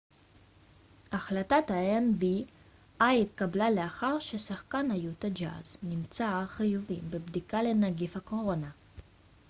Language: Hebrew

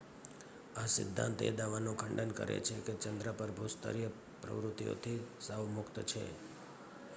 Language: Gujarati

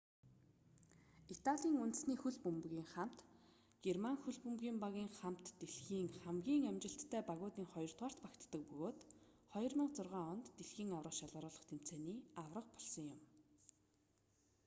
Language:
Mongolian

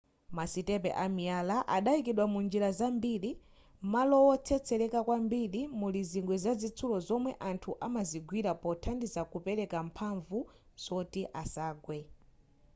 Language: Nyanja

